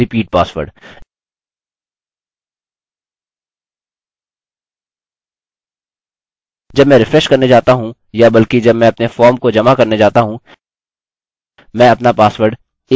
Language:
Hindi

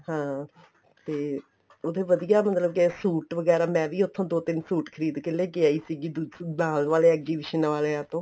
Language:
Punjabi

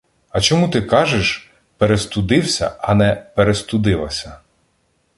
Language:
Ukrainian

